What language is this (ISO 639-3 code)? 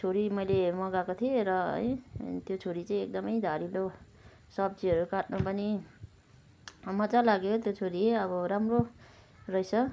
nep